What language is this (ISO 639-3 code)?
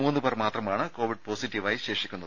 mal